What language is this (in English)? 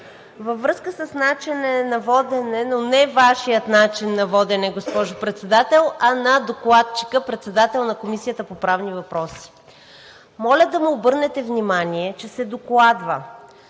Bulgarian